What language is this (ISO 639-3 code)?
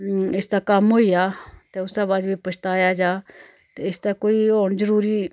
doi